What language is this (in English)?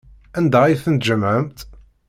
Kabyle